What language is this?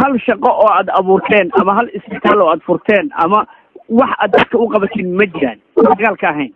Arabic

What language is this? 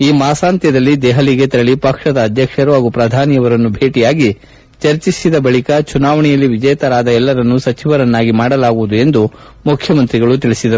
Kannada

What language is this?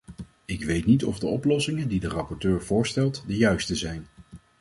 Dutch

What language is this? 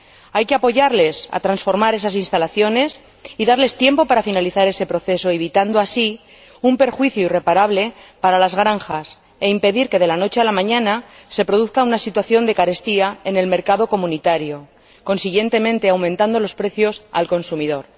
Spanish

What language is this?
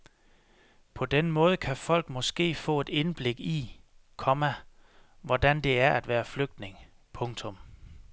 Danish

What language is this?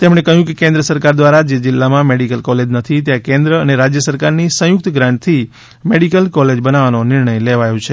Gujarati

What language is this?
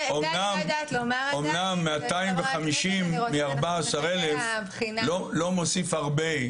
Hebrew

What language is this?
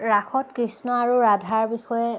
Assamese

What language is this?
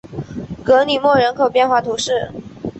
Chinese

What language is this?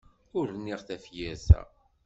Kabyle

